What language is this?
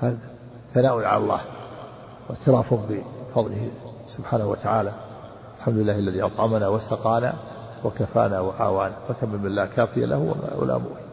Arabic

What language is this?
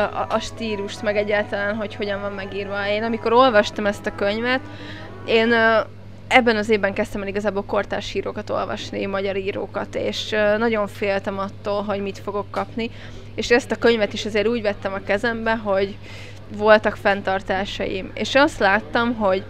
Hungarian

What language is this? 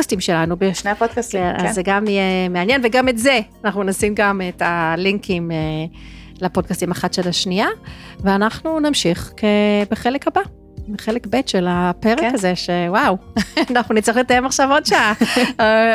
Hebrew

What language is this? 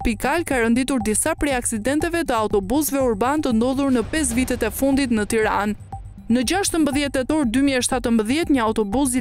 Romanian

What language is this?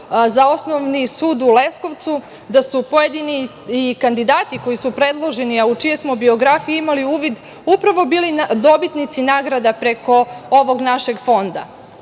Serbian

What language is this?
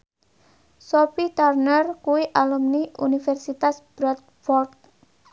Javanese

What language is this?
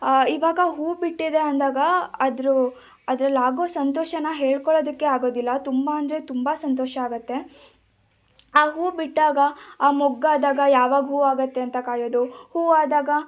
Kannada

